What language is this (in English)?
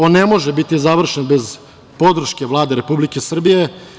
Serbian